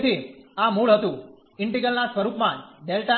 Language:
Gujarati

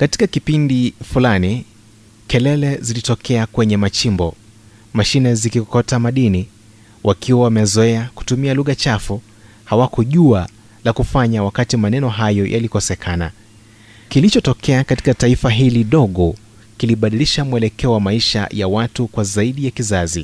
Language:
Swahili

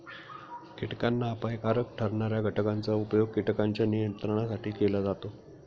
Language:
Marathi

